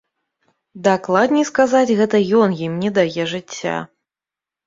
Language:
Belarusian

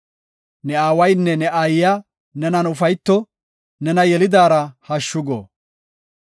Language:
Gofa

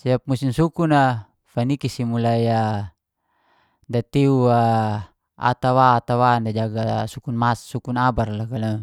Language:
Geser-Gorom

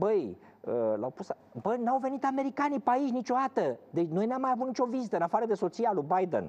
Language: Romanian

